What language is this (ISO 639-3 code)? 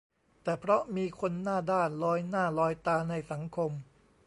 tha